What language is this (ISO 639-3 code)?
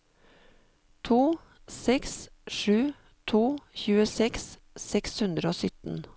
nor